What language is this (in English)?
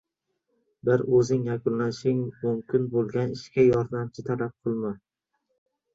Uzbek